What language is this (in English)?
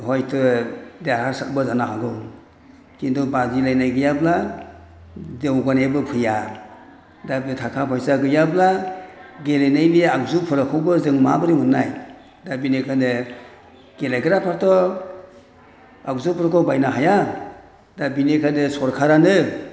Bodo